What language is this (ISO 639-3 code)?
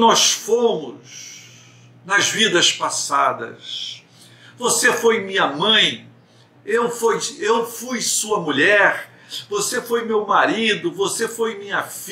por